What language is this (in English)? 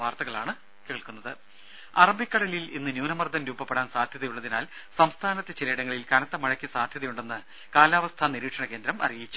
Malayalam